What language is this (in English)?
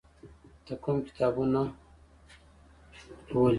Pashto